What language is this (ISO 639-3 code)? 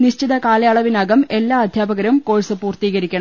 mal